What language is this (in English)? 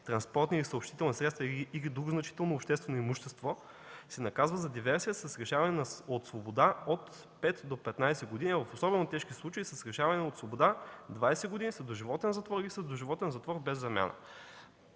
Bulgarian